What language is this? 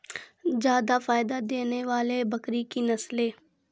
Maithili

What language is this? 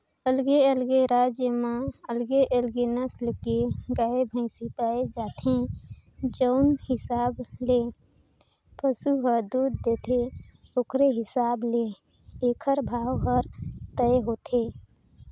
Chhattisgarhi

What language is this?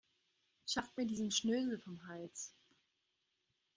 German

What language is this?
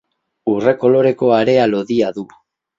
Basque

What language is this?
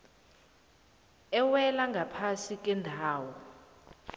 South Ndebele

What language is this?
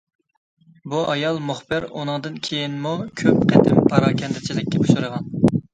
Uyghur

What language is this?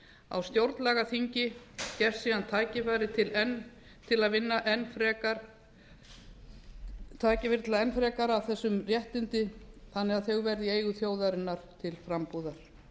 Icelandic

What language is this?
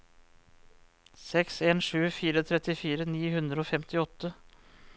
Norwegian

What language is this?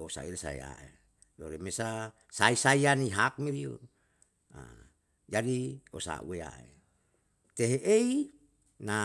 Yalahatan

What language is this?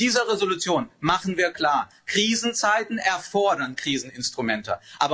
German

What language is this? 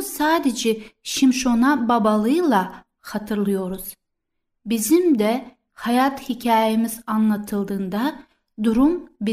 Turkish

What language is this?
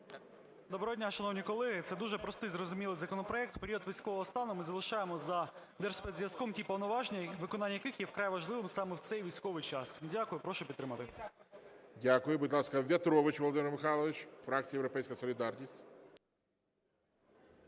Ukrainian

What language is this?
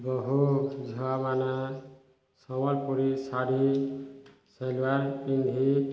Odia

